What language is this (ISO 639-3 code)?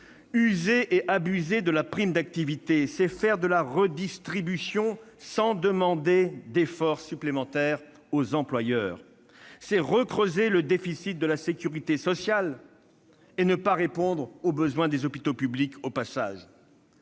fra